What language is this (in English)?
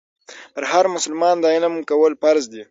Pashto